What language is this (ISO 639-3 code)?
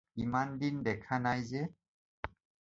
asm